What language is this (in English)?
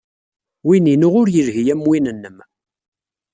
Kabyle